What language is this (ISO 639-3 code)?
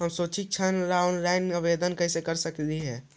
mag